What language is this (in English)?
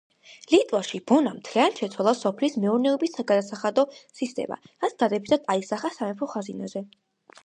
Georgian